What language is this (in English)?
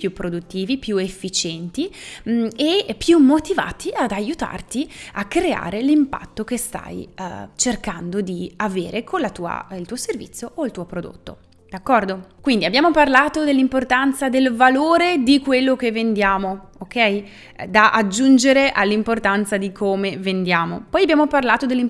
Italian